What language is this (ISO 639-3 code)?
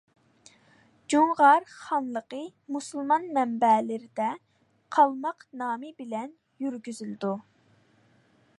uig